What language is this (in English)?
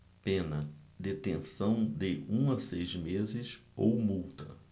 Portuguese